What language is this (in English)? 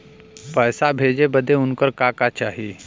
Bhojpuri